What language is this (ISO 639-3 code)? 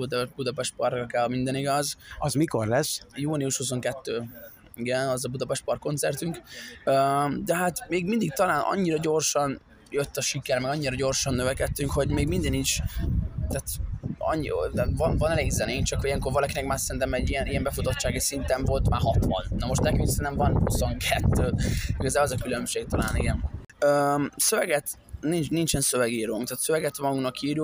hun